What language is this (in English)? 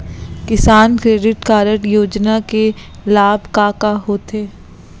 Chhattisgarhi